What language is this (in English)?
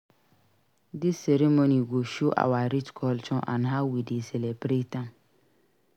Nigerian Pidgin